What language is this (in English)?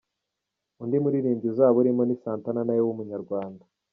Kinyarwanda